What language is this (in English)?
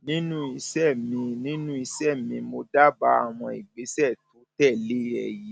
Yoruba